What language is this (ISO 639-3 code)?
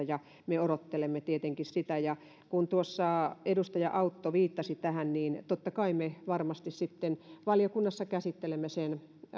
fin